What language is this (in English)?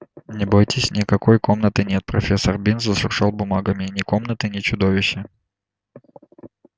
Russian